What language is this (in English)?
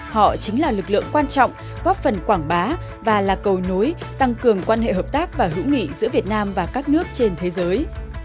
Vietnamese